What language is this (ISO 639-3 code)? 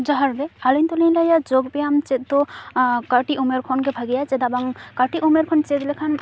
sat